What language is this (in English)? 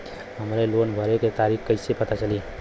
Bhojpuri